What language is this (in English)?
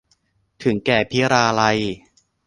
Thai